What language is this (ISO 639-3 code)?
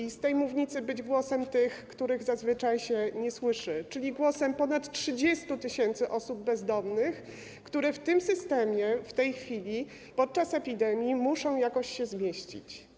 pol